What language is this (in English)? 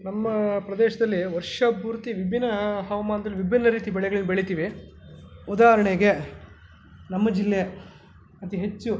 Kannada